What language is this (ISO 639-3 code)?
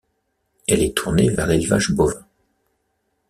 fra